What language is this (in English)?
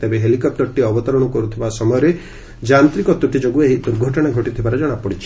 Odia